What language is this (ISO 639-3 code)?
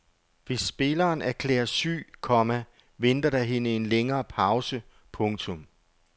dan